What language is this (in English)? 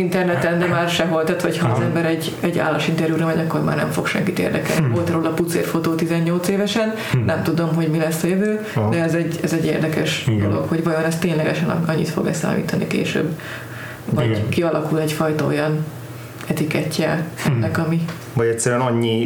Hungarian